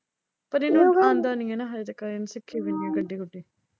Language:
Punjabi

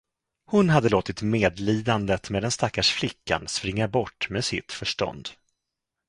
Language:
Swedish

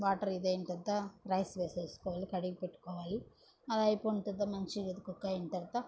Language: Telugu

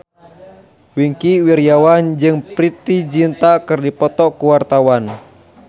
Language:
Sundanese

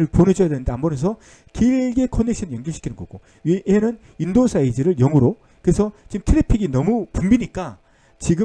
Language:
Korean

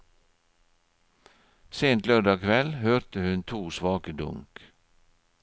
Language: Norwegian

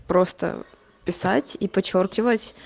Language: Russian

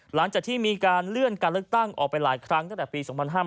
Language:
Thai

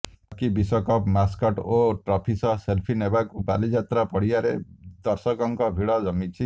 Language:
Odia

